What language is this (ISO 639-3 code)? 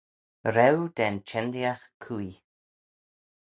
glv